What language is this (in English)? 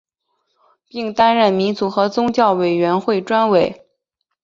Chinese